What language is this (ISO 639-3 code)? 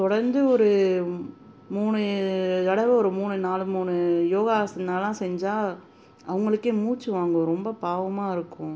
tam